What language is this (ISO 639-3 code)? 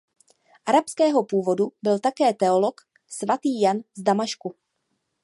ces